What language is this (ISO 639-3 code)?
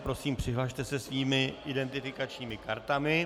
ces